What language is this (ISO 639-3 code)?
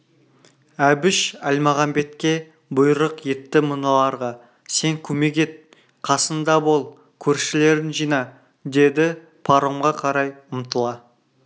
kaz